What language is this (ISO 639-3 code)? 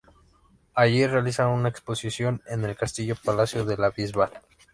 spa